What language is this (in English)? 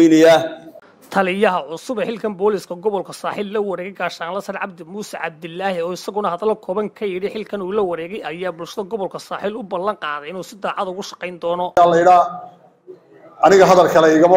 Arabic